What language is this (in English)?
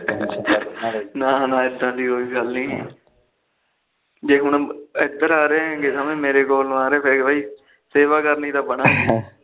Punjabi